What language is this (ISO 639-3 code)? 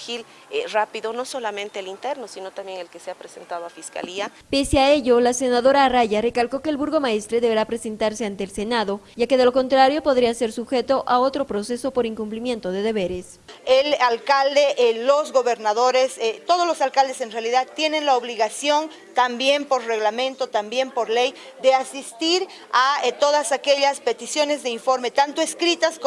spa